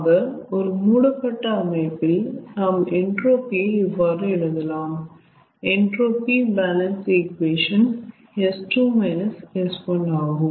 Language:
Tamil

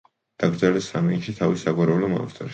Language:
Georgian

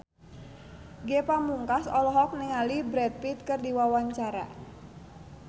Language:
Sundanese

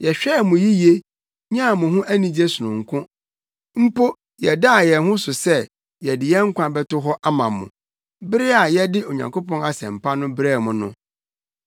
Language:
Akan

